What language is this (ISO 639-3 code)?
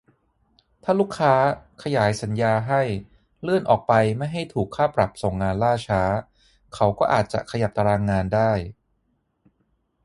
tha